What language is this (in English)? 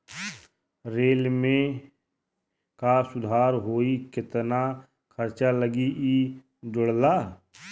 Bhojpuri